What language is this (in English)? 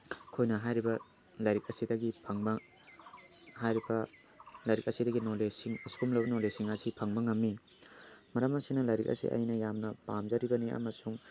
Manipuri